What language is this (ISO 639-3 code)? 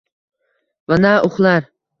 uzb